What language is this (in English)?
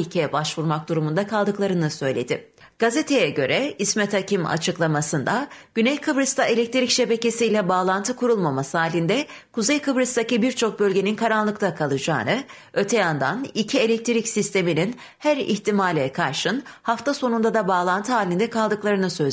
Turkish